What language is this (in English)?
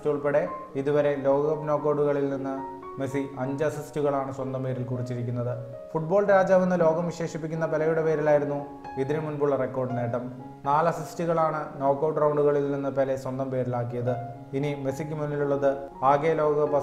Arabic